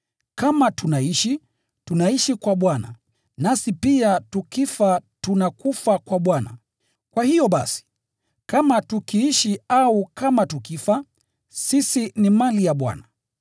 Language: Swahili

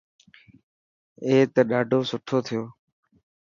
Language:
Dhatki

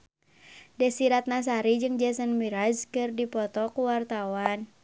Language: Sundanese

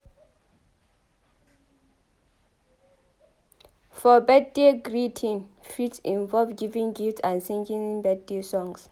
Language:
Nigerian Pidgin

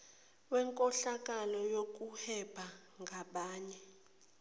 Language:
Zulu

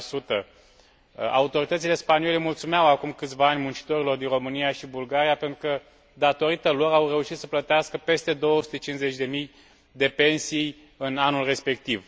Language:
Romanian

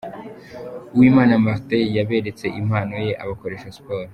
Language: Kinyarwanda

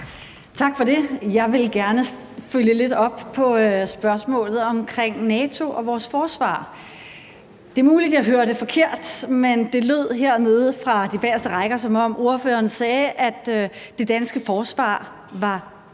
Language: Danish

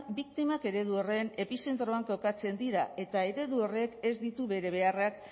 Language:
Basque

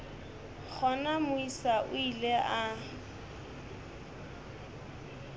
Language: Northern Sotho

